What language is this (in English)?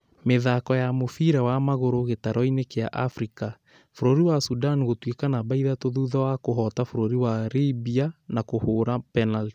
Kikuyu